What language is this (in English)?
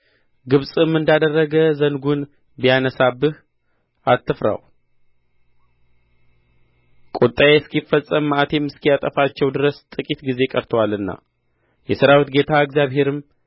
Amharic